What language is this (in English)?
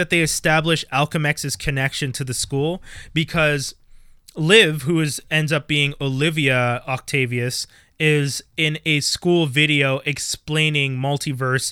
English